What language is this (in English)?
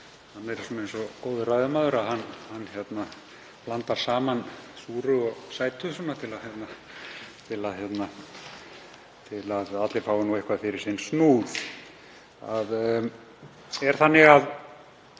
Icelandic